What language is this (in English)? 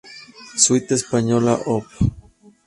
Spanish